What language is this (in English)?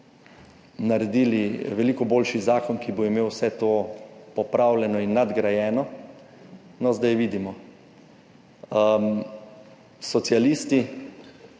Slovenian